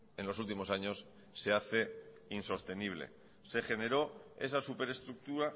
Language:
Spanish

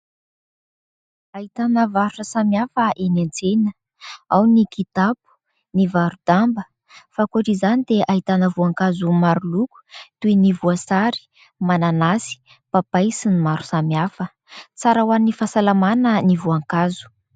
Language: Malagasy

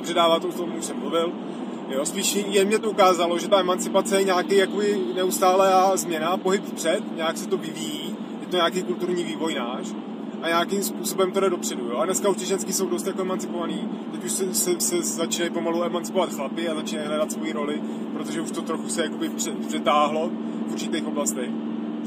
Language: Czech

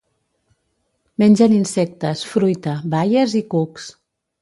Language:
Catalan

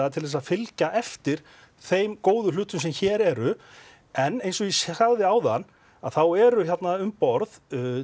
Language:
Icelandic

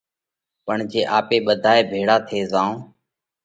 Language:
Parkari Koli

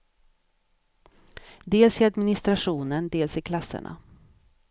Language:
Swedish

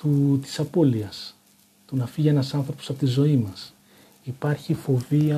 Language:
Greek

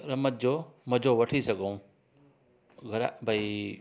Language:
Sindhi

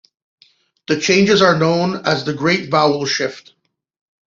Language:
English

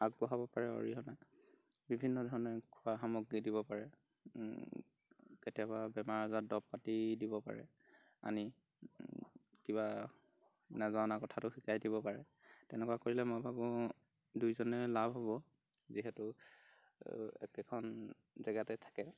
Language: Assamese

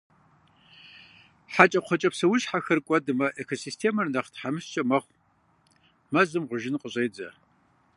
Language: Kabardian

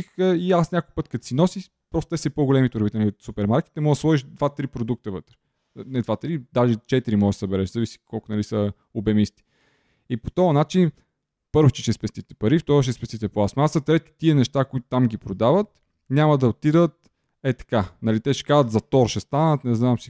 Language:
Bulgarian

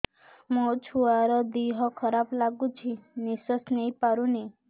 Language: Odia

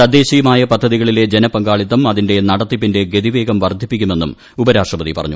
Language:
Malayalam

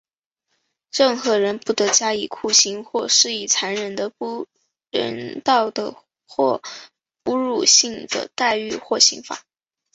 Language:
Chinese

